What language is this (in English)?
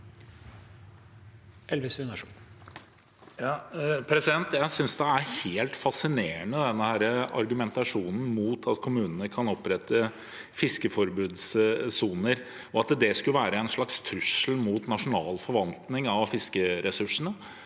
Norwegian